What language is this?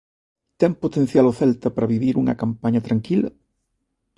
Galician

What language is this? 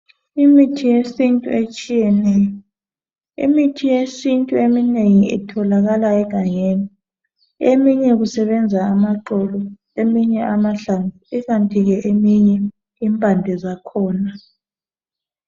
North Ndebele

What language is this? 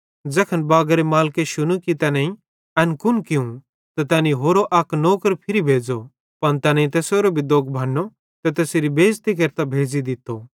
Bhadrawahi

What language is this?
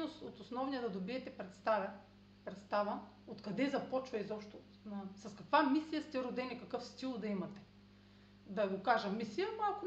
Bulgarian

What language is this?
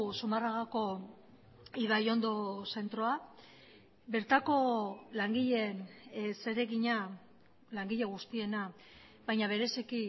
Basque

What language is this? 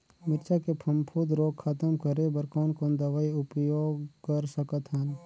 Chhattisgarhi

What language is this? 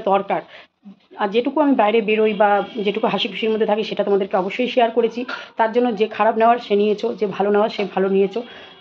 Bangla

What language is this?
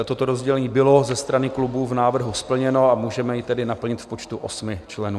Czech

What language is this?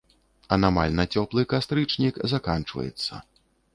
Belarusian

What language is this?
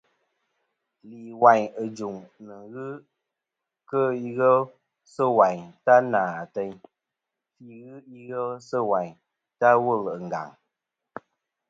Kom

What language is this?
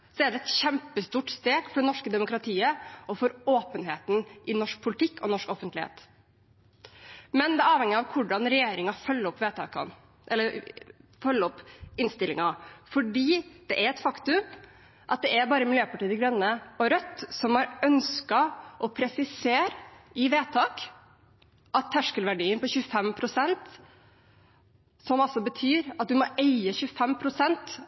Norwegian Bokmål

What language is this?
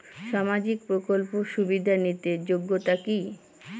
Bangla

